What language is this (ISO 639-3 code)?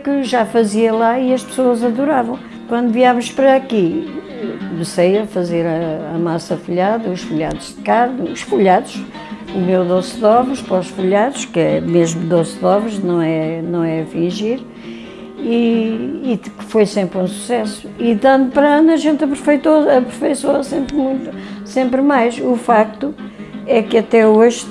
por